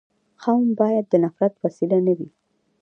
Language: Pashto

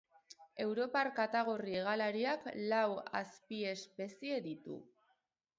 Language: Basque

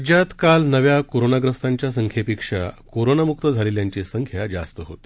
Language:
Marathi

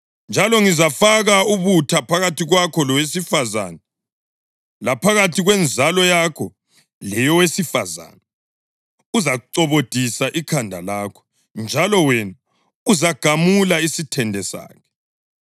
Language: North Ndebele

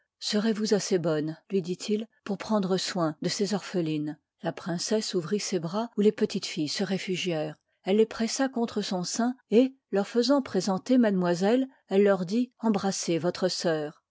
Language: French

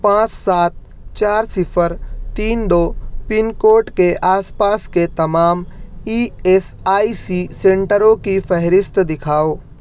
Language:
Urdu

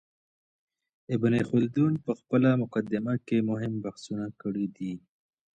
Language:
Pashto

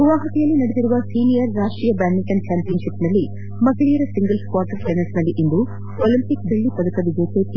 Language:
Kannada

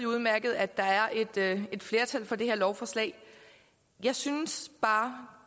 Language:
Danish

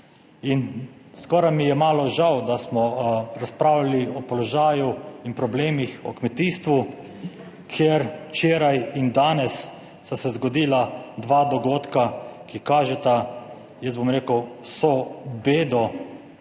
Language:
Slovenian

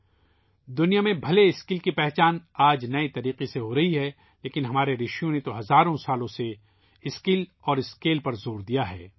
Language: Urdu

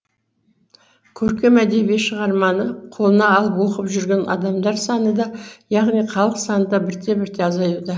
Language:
Kazakh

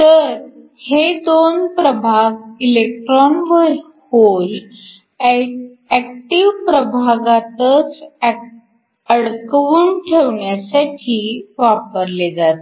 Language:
Marathi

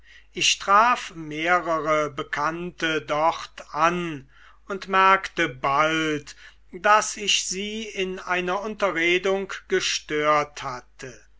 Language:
German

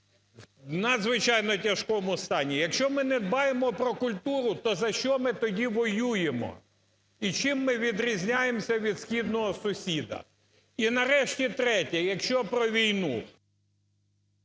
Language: Ukrainian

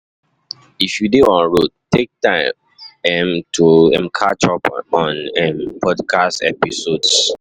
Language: Nigerian Pidgin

